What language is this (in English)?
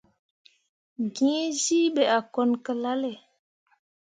Mundang